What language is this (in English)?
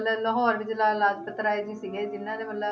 Punjabi